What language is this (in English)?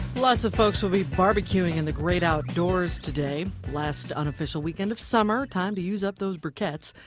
English